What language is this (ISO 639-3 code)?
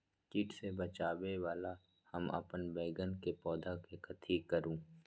mag